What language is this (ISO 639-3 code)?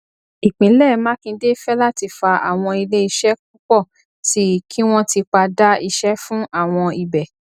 yor